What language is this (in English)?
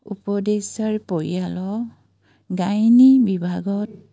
Assamese